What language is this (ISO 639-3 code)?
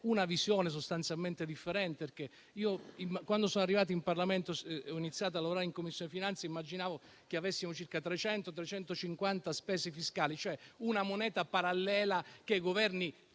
ita